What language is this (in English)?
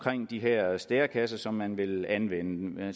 Danish